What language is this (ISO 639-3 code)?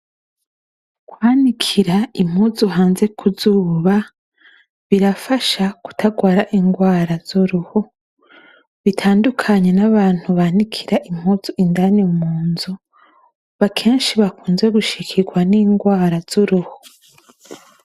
run